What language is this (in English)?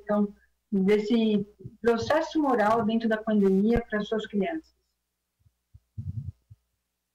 Portuguese